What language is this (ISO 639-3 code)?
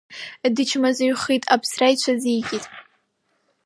abk